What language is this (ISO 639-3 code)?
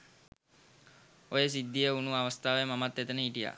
sin